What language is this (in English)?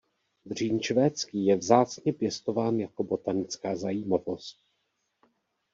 Czech